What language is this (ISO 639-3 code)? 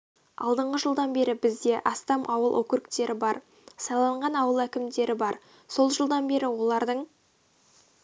kaz